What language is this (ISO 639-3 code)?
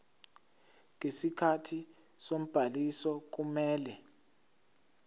zul